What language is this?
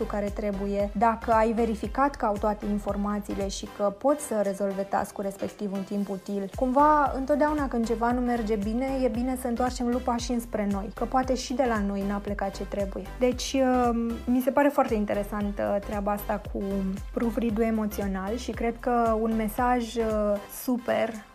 Romanian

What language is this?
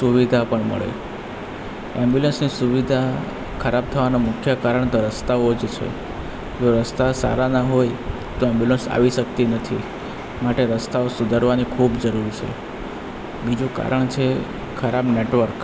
Gujarati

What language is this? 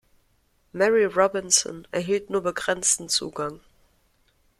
German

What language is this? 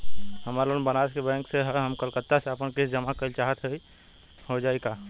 Bhojpuri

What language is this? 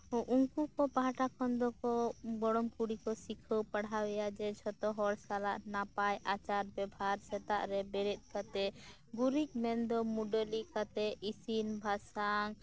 Santali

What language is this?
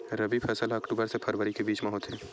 Chhattisgarhi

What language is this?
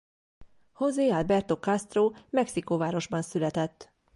Hungarian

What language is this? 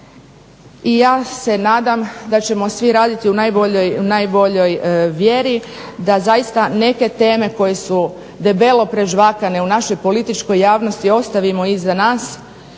Croatian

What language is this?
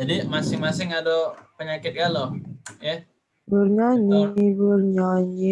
Indonesian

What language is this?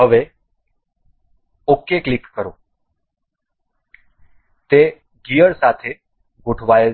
Gujarati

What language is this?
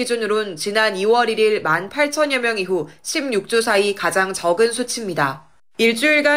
Korean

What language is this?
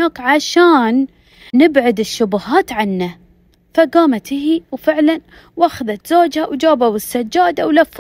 Arabic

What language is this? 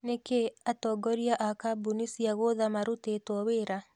Kikuyu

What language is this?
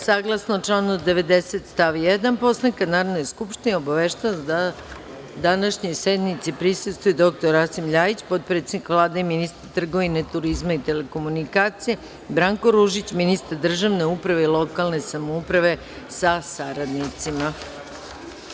Serbian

